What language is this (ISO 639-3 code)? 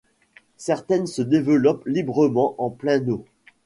fra